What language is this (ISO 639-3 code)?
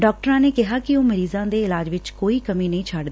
pan